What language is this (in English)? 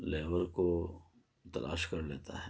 Urdu